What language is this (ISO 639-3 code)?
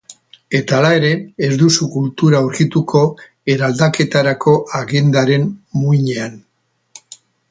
eus